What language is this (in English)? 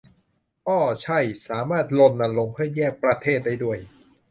Thai